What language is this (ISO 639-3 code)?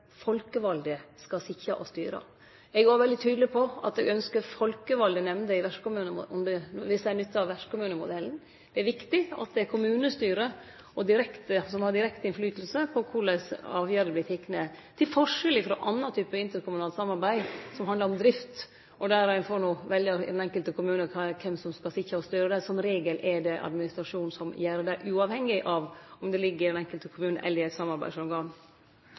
nno